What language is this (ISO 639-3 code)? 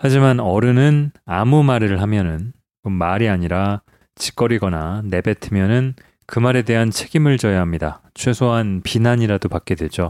kor